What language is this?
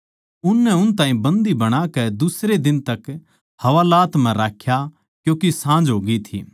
Haryanvi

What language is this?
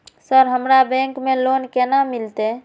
Maithili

